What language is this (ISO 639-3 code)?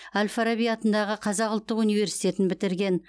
kaz